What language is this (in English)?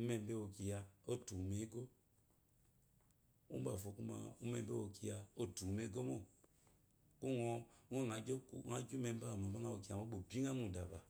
Eloyi